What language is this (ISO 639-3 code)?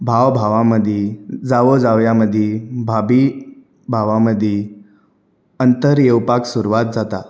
kok